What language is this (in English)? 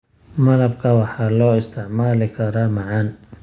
Somali